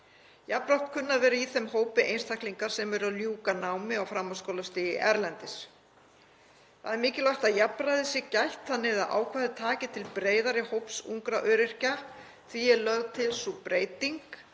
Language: Icelandic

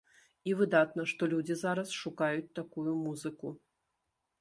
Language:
Belarusian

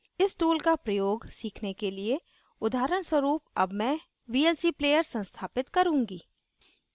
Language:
Hindi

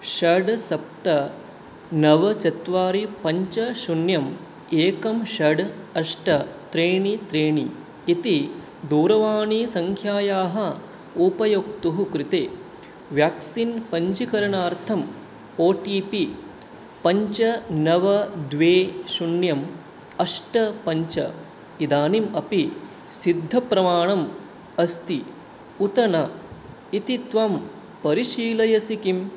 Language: Sanskrit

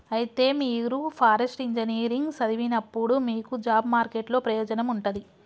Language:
Telugu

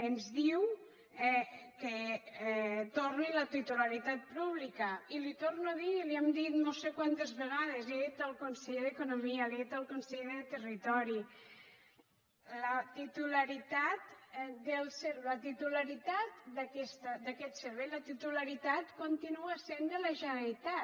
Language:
Catalan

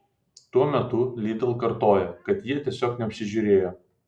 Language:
Lithuanian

